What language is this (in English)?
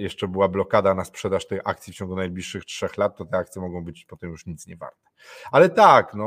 Polish